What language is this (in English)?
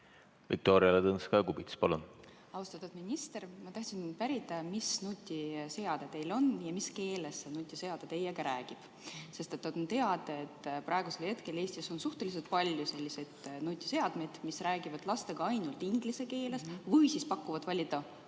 Estonian